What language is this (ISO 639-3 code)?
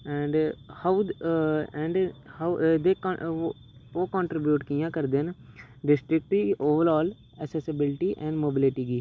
doi